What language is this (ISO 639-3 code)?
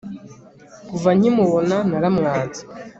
kin